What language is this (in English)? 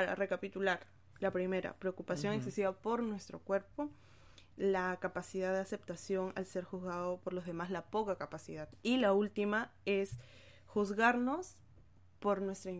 Spanish